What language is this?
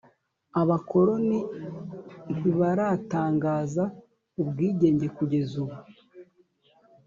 Kinyarwanda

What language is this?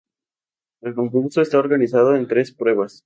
Spanish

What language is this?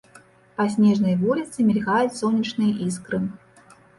Belarusian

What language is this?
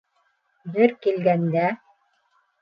Bashkir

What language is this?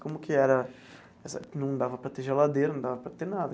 Portuguese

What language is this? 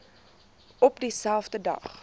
Afrikaans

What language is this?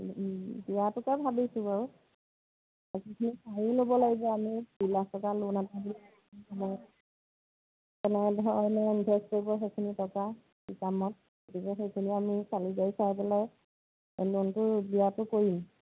Assamese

